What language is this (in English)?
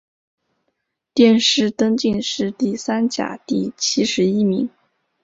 Chinese